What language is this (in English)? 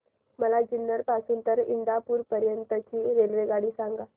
Marathi